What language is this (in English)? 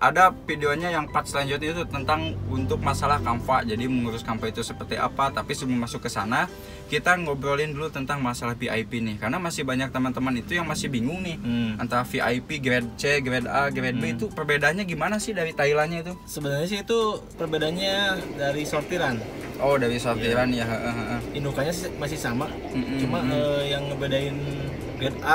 Indonesian